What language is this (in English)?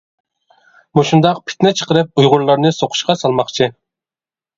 Uyghur